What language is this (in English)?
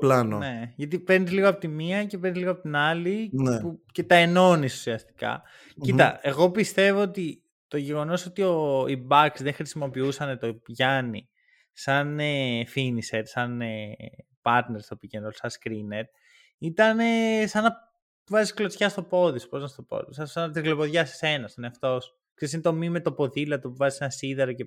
Greek